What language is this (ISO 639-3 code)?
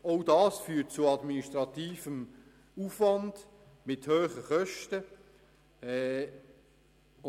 gsw